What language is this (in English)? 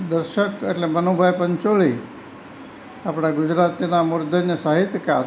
Gujarati